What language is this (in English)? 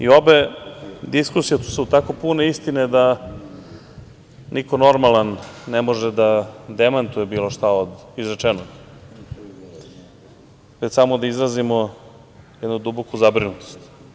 Serbian